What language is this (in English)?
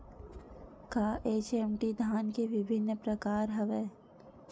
Chhattisgarhi